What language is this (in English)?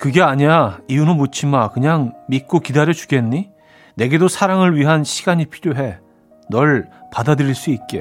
Korean